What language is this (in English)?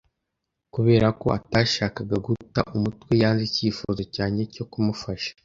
Kinyarwanda